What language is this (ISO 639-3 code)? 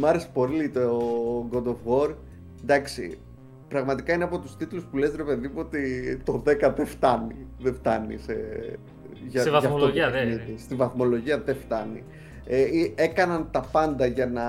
ell